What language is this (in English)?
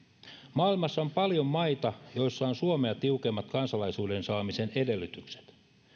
Finnish